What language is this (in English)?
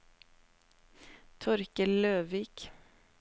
Norwegian